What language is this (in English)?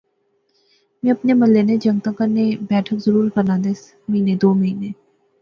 Pahari-Potwari